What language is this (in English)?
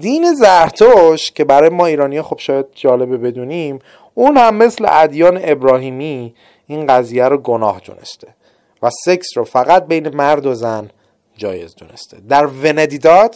Persian